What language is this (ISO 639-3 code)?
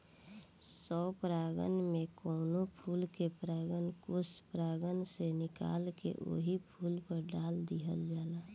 bho